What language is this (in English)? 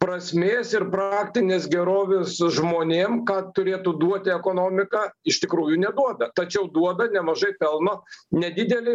Lithuanian